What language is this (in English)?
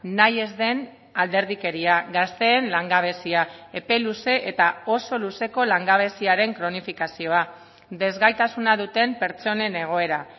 Basque